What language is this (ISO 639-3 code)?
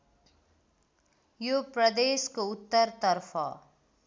nep